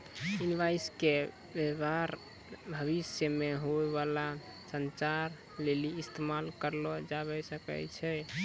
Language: Maithili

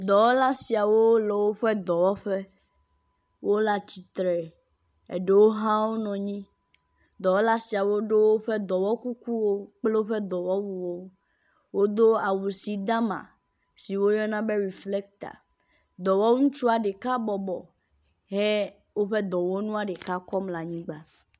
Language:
Ewe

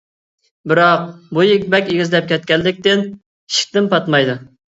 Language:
Uyghur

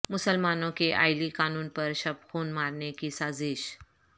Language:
Urdu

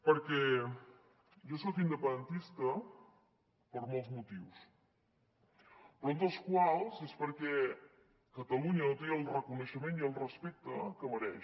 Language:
Catalan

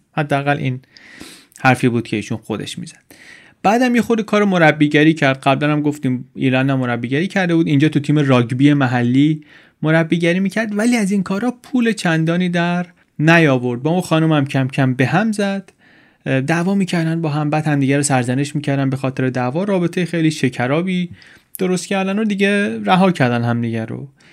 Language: Persian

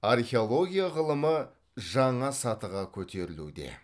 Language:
Kazakh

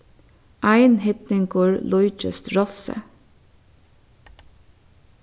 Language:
Faroese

